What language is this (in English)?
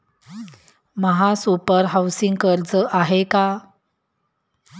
Marathi